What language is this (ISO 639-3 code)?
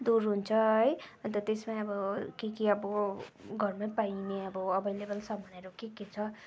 nep